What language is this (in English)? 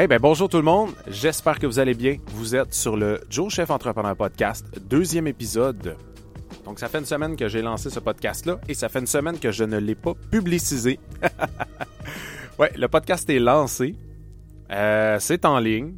French